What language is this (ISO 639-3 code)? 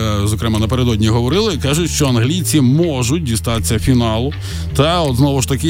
ukr